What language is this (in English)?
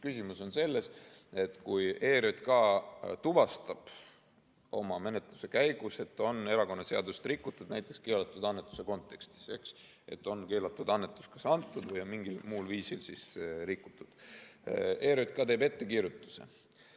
Estonian